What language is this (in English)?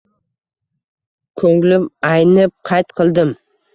Uzbek